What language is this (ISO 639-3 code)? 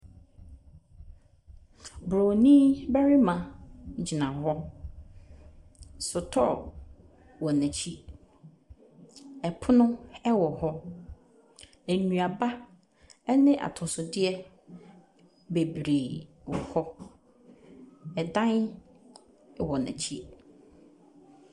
aka